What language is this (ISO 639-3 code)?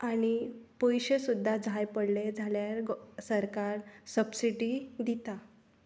kok